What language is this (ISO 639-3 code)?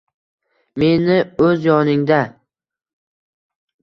uzb